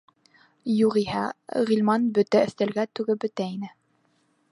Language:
Bashkir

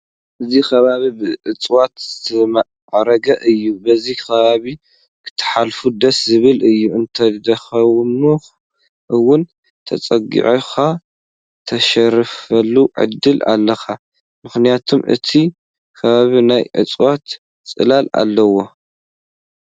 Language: Tigrinya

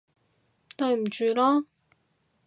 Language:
Cantonese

